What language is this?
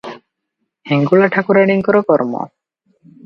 Odia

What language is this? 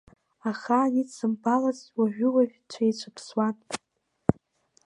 Abkhazian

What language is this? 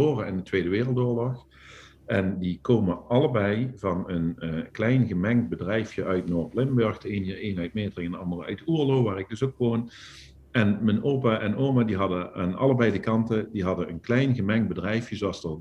Dutch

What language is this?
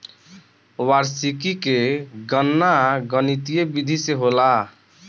Bhojpuri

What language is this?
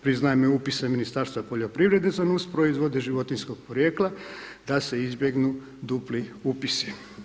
Croatian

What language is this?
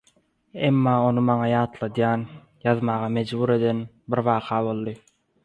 Turkmen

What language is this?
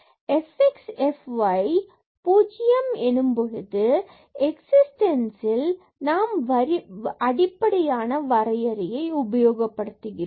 Tamil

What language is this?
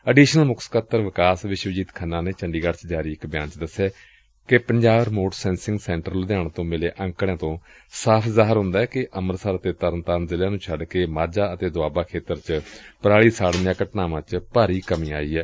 Punjabi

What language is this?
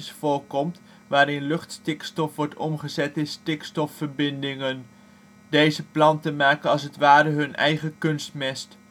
Dutch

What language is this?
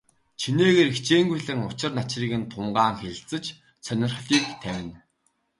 Mongolian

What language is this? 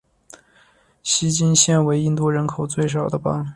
Chinese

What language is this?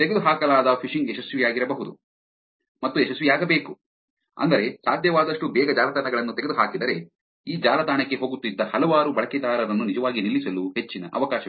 Kannada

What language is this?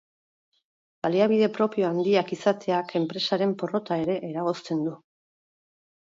Basque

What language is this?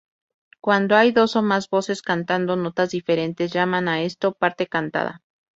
Spanish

